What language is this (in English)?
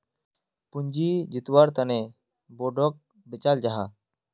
Magahi